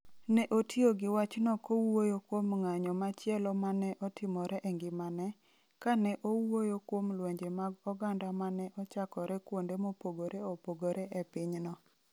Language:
Luo (Kenya and Tanzania)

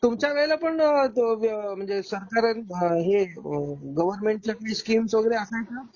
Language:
Marathi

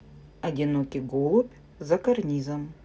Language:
Russian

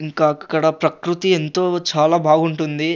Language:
Telugu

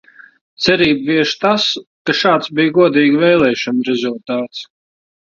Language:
Latvian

